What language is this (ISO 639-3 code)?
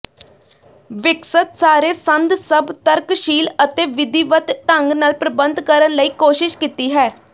pan